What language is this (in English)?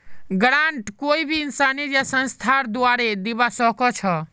Magahi